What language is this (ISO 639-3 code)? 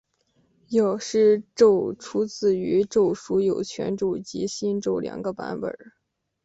zho